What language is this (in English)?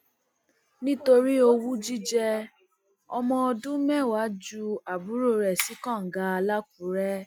Yoruba